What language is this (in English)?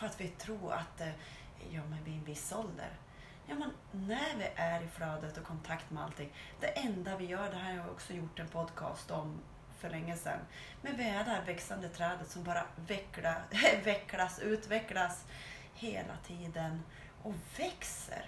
Swedish